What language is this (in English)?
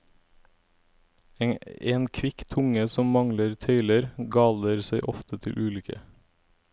Norwegian